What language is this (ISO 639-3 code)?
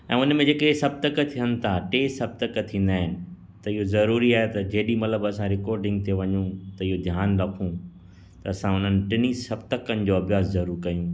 snd